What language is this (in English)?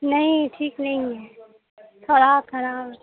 Urdu